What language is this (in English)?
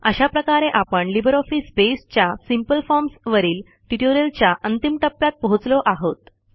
Marathi